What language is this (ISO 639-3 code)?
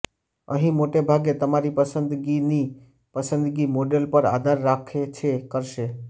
guj